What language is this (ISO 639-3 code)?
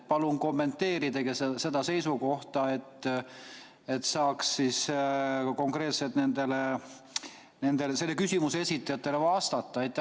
est